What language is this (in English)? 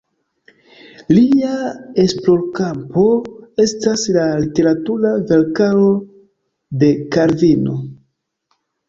Esperanto